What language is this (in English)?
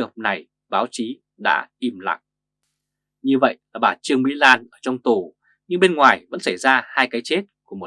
Vietnamese